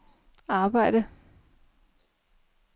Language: Danish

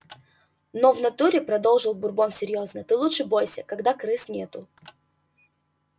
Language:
Russian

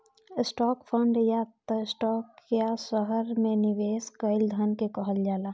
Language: Bhojpuri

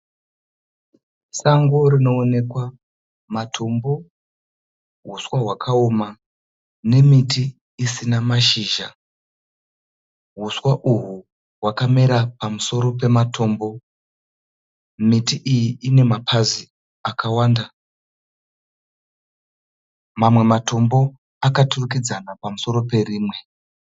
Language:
Shona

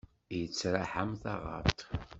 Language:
Kabyle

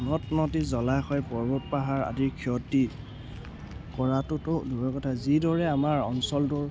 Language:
Assamese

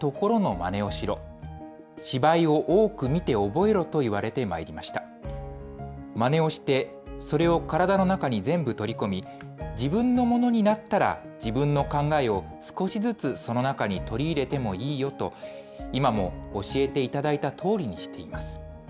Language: Japanese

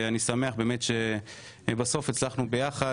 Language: Hebrew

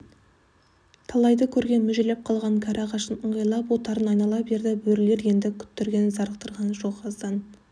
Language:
Kazakh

